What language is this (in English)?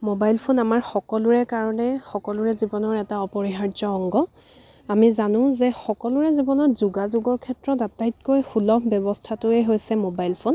Assamese